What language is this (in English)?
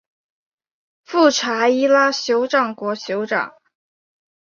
Chinese